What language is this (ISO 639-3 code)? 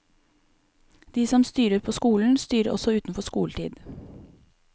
nor